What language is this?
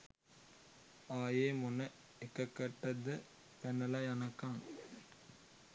Sinhala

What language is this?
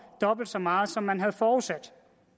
Danish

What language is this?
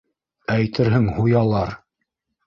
Bashkir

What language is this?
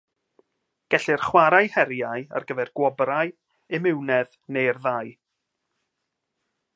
Welsh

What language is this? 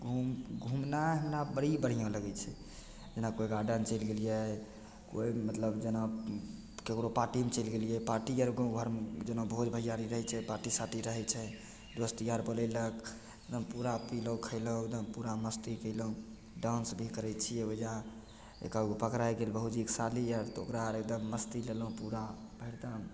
Maithili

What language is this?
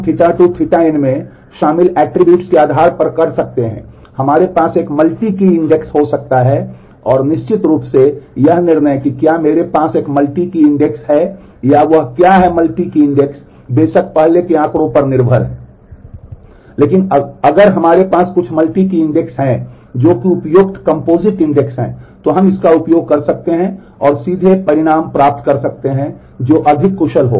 Hindi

